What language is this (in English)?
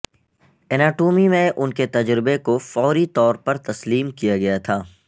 Urdu